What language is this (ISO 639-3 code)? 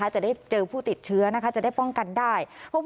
tha